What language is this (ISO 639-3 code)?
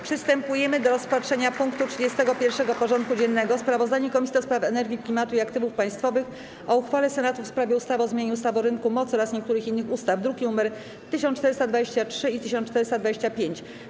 pol